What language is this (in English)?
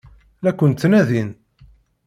Kabyle